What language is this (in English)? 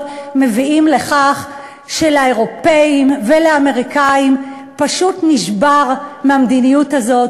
Hebrew